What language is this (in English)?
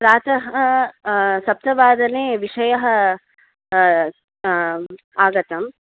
Sanskrit